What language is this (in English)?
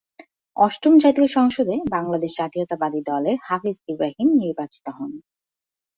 Bangla